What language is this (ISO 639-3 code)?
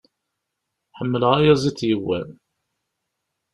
kab